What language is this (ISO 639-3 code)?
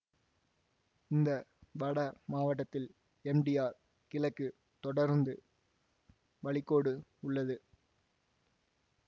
tam